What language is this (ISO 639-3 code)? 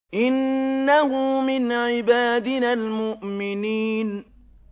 ara